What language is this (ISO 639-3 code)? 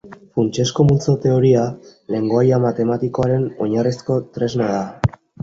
eus